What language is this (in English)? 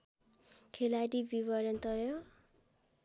Nepali